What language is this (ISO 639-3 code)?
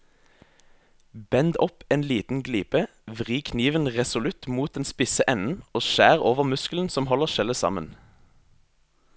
nor